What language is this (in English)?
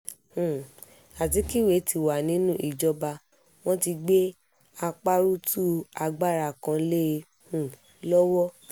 Yoruba